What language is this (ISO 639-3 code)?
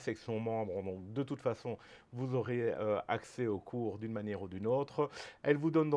fra